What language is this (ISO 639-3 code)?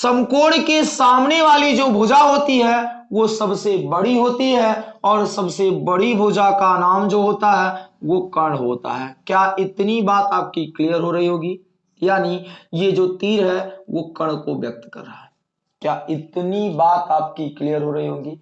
hin